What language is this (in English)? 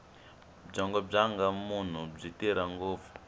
Tsonga